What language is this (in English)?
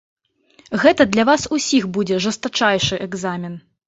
Belarusian